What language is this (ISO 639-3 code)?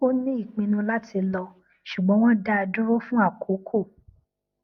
yor